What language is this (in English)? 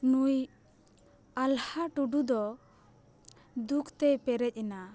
Santali